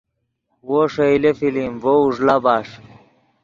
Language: Yidgha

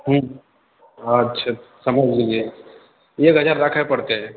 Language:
Maithili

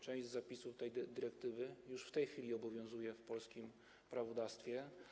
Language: Polish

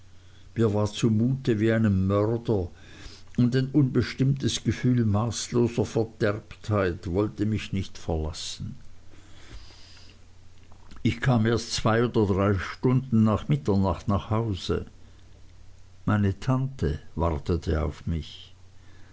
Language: German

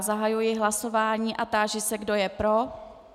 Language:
Czech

